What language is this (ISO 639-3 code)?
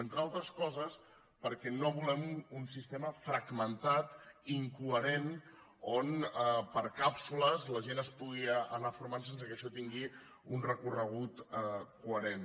cat